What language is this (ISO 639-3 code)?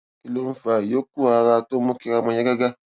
yor